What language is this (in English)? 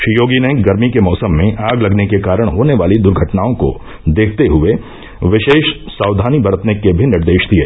Hindi